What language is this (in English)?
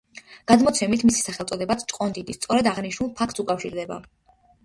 Georgian